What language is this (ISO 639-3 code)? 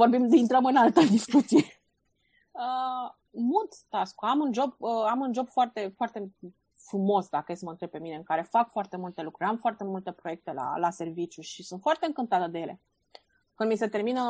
ron